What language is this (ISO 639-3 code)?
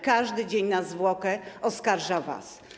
pol